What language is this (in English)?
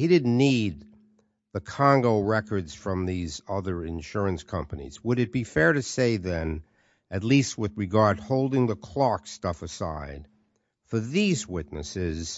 English